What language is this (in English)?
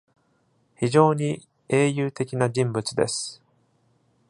Japanese